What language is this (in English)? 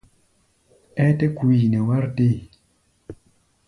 Gbaya